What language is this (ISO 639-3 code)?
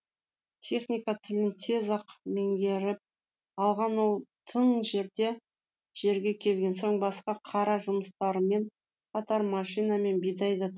kaz